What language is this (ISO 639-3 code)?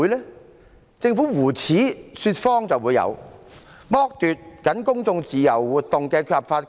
yue